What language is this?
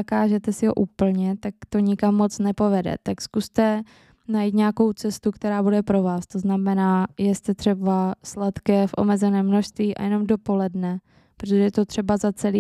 Czech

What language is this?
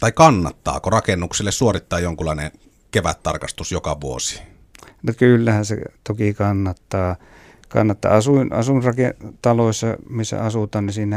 Finnish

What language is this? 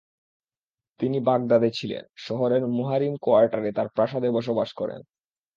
Bangla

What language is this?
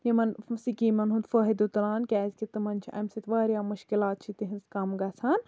Kashmiri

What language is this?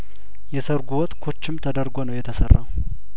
Amharic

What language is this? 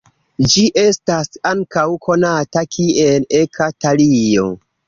Esperanto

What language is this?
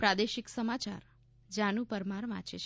Gujarati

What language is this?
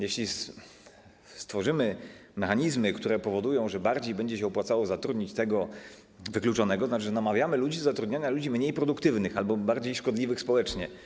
Polish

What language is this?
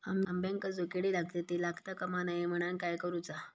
Marathi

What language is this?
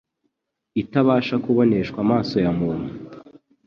Kinyarwanda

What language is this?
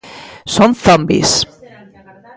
Galician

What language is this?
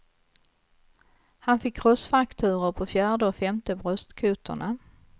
Swedish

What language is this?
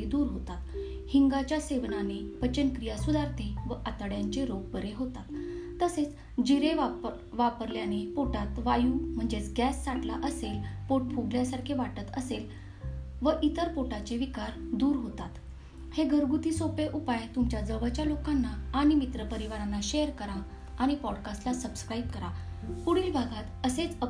Marathi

